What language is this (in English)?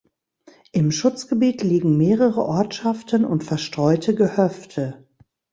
German